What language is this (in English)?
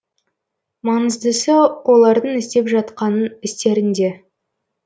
Kazakh